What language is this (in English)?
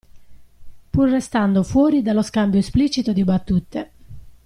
Italian